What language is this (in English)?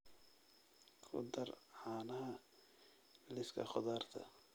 Somali